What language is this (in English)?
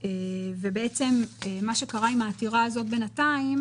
Hebrew